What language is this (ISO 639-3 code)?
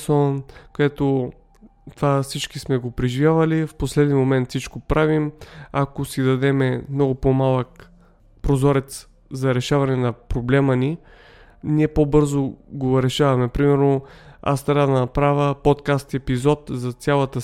bul